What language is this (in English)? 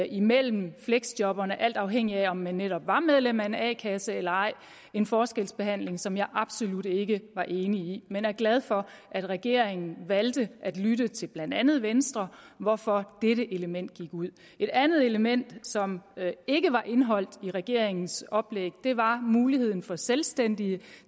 Danish